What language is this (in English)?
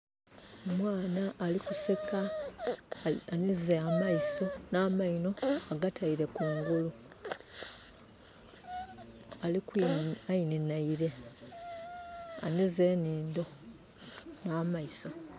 Soga